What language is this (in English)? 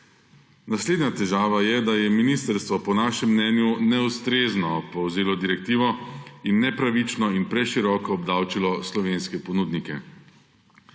Slovenian